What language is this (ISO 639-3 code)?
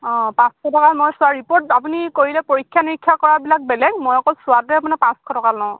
asm